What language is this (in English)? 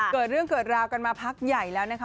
Thai